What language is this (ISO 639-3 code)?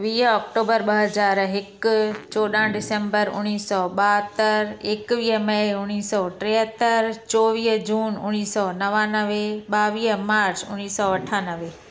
snd